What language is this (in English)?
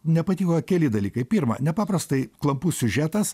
Lithuanian